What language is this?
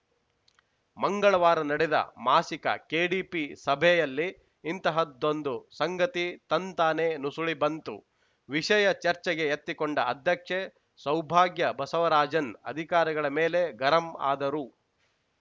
Kannada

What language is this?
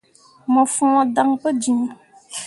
Mundang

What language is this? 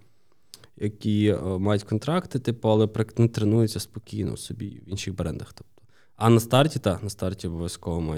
Ukrainian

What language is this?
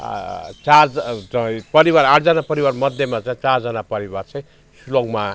Nepali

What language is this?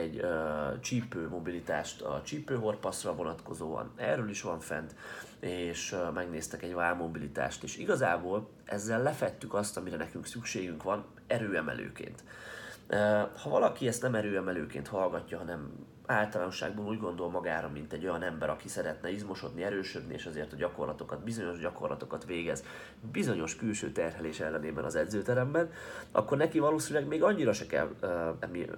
Hungarian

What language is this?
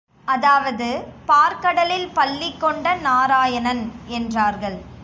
Tamil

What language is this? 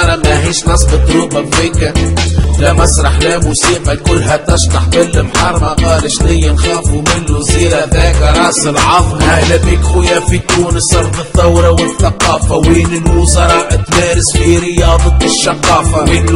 Arabic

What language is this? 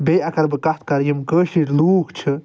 Kashmiri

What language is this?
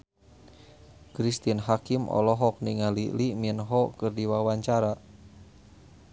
Sundanese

